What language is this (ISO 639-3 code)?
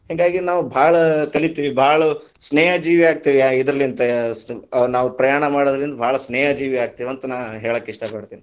kan